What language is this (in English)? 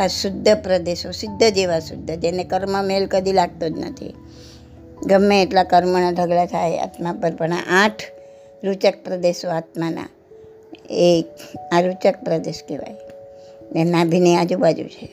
Gujarati